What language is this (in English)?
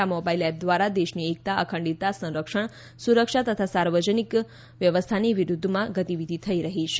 Gujarati